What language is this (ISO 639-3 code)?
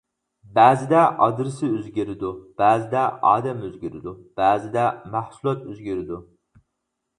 uig